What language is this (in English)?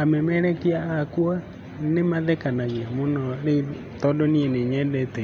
Kikuyu